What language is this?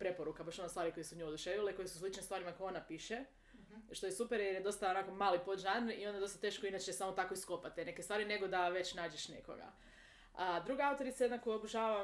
Croatian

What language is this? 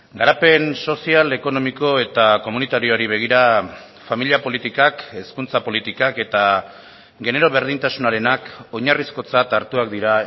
Basque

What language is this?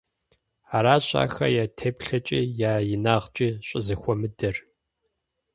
Kabardian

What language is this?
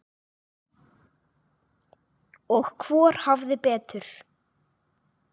Icelandic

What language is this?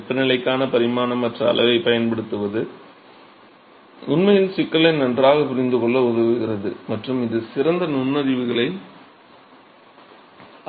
Tamil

